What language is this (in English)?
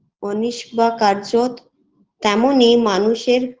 Bangla